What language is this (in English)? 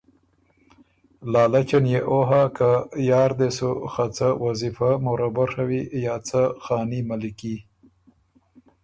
Ormuri